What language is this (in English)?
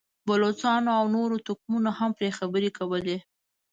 Pashto